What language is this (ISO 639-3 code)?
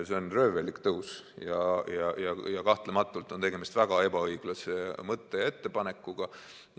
est